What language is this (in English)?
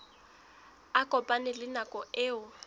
Southern Sotho